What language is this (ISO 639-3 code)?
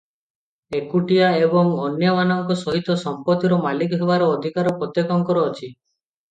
ori